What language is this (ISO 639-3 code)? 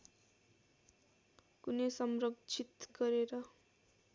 nep